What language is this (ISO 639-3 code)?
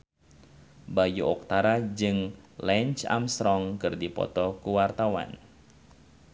sun